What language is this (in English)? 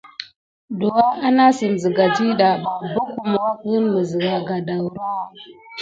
Gidar